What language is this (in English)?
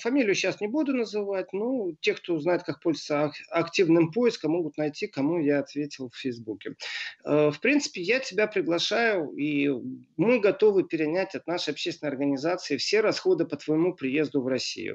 Russian